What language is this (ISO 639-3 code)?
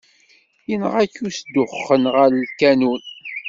kab